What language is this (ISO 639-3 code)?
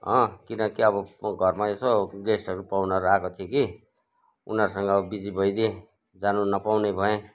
nep